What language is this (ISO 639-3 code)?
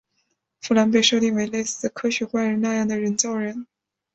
zho